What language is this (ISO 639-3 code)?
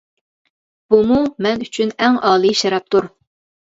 uig